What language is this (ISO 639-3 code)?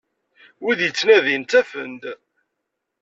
kab